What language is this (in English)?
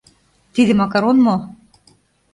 Mari